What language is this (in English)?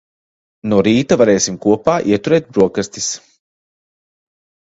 Latvian